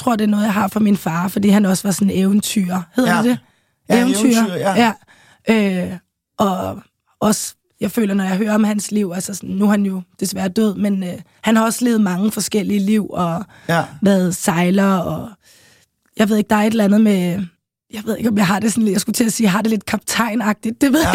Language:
Danish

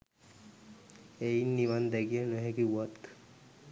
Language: Sinhala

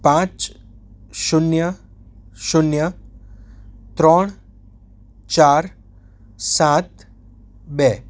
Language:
Gujarati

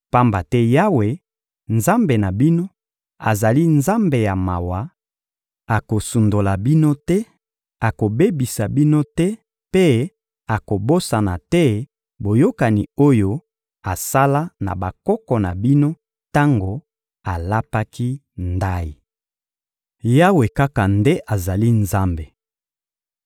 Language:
Lingala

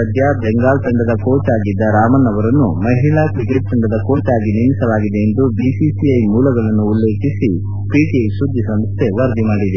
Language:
Kannada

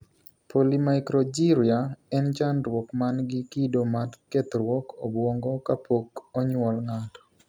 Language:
Luo (Kenya and Tanzania)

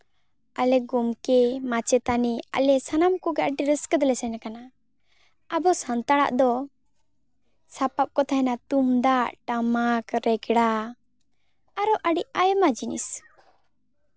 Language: Santali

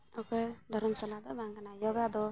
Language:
Santali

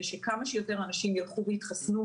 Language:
Hebrew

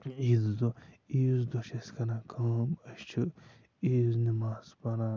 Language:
Kashmiri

